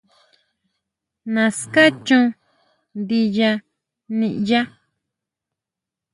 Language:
Huautla Mazatec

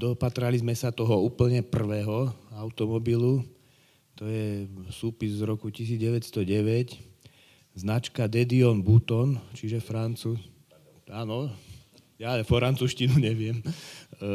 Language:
Slovak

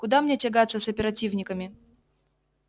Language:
Russian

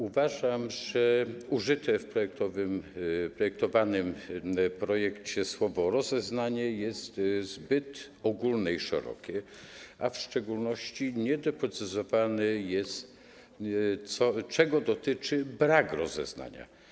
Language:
Polish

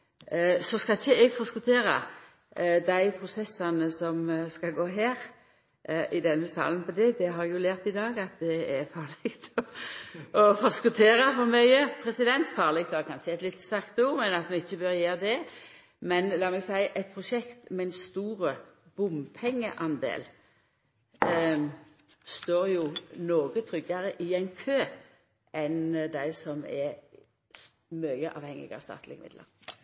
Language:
Norwegian Nynorsk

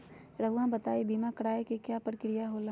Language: Magahi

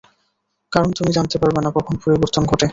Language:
Bangla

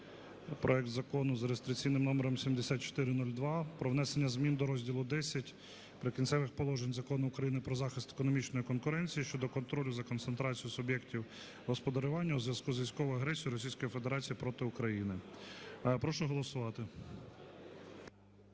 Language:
Ukrainian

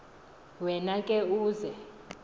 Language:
Xhosa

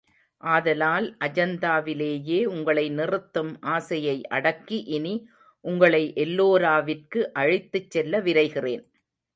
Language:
Tamil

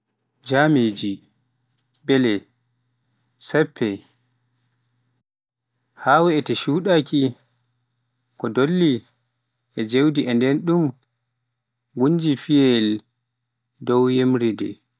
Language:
Pular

